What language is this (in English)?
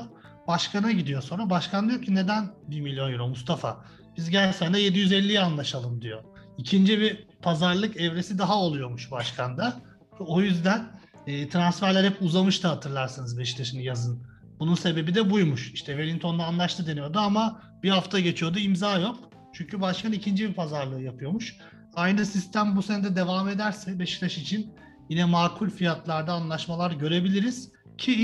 Turkish